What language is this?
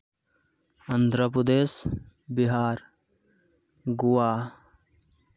Santali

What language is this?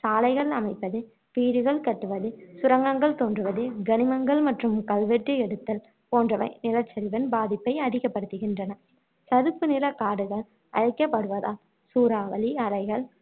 Tamil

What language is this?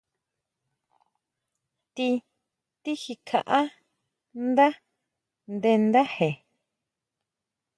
Huautla Mazatec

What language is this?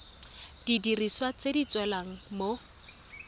Tswana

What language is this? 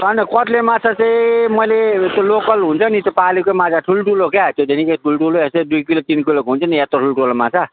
Nepali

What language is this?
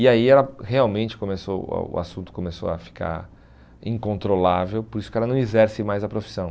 Portuguese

